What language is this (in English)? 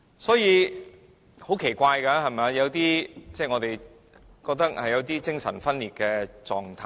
Cantonese